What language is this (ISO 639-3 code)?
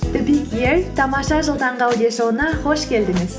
kaz